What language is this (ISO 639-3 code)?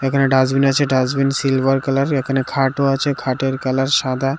ben